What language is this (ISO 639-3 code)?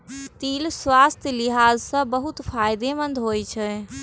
mai